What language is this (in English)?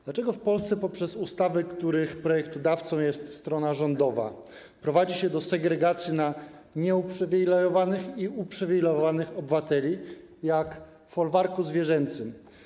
Polish